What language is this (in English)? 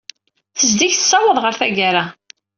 Kabyle